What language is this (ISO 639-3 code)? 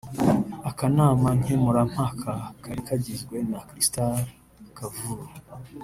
kin